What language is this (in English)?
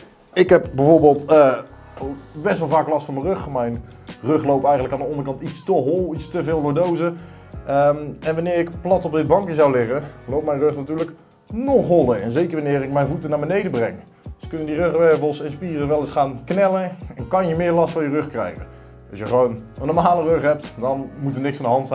Dutch